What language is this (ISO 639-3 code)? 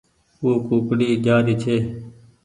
gig